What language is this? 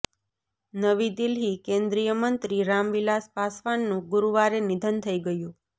Gujarati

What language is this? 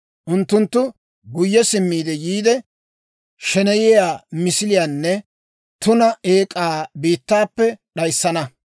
Dawro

